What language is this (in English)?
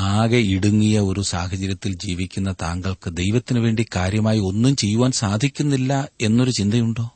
Malayalam